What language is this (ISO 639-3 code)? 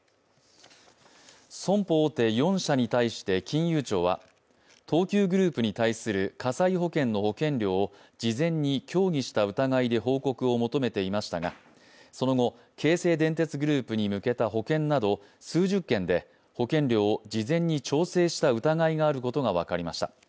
jpn